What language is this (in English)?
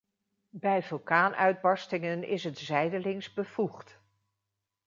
Dutch